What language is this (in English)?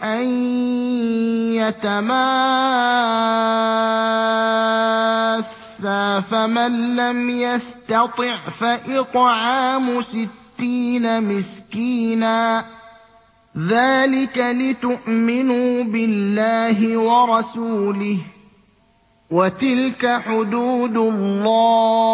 Arabic